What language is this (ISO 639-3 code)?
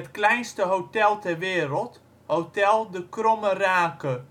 nld